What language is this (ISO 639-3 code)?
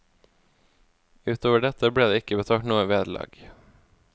nor